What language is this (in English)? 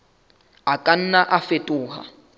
Southern Sotho